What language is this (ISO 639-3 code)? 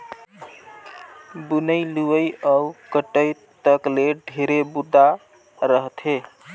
hne